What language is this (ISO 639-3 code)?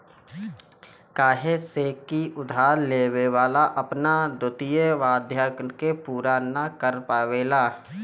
bho